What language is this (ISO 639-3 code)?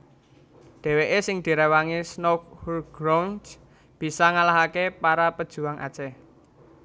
jav